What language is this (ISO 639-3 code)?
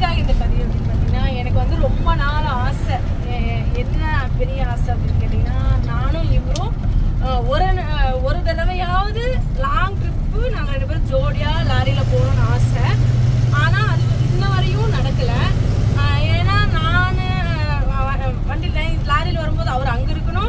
ind